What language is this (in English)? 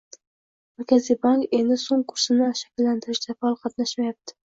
Uzbek